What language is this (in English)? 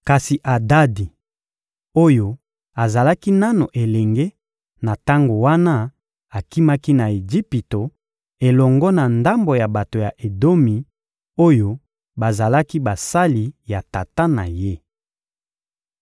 Lingala